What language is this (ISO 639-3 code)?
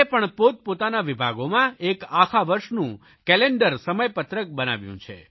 guj